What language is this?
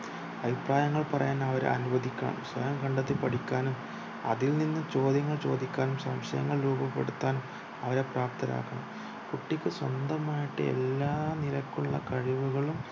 Malayalam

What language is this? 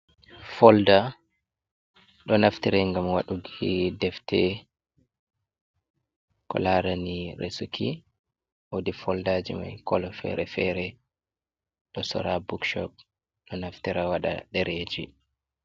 Fula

